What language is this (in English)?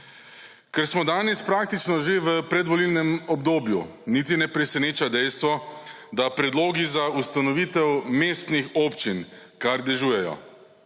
Slovenian